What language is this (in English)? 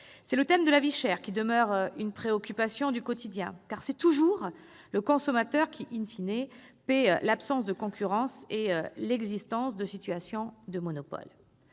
French